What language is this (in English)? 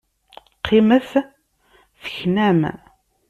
Kabyle